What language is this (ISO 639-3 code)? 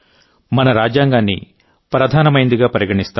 tel